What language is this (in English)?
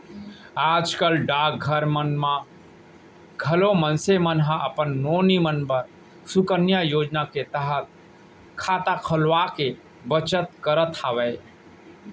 Chhattisgarhi